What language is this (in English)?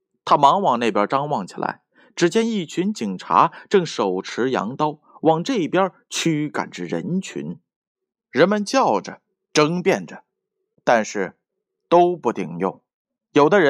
Chinese